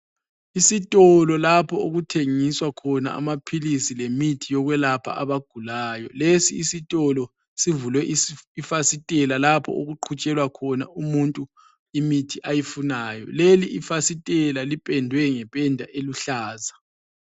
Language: North Ndebele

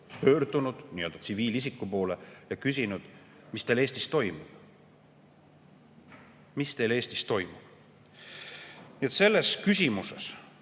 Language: Estonian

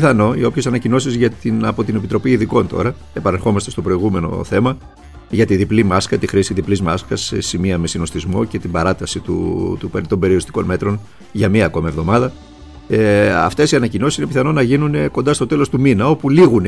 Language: Greek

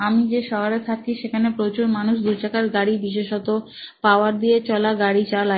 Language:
Bangla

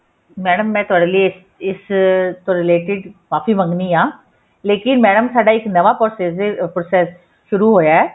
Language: Punjabi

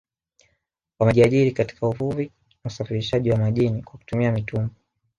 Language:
Swahili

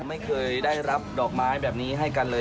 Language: Thai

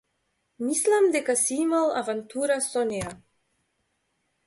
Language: Macedonian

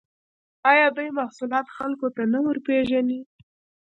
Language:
Pashto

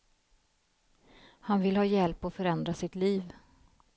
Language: Swedish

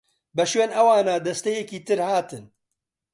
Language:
Central Kurdish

